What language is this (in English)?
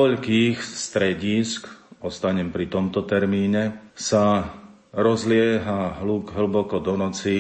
Slovak